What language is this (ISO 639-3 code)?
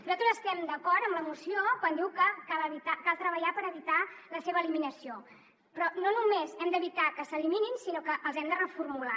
cat